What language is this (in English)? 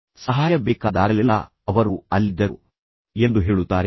Kannada